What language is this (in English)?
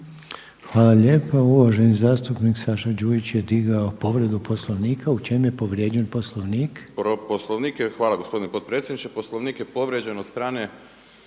Croatian